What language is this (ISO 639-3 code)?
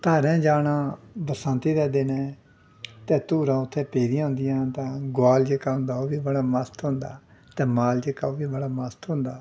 doi